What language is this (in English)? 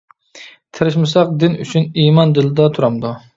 Uyghur